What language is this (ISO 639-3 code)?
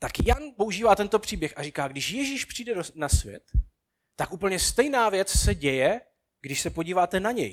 ces